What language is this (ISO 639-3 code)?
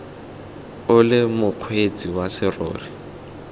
tsn